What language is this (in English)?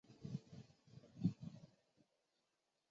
Chinese